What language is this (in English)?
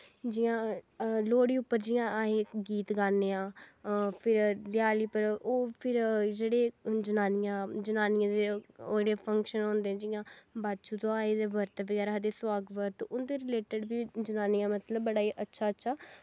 Dogri